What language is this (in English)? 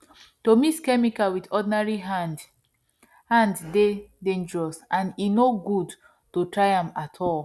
Nigerian Pidgin